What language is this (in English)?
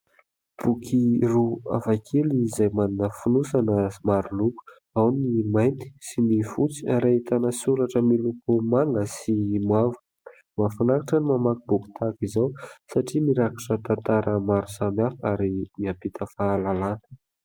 Malagasy